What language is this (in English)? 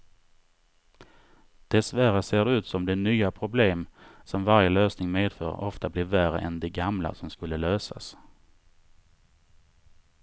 Swedish